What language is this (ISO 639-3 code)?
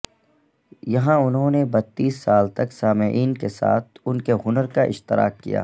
urd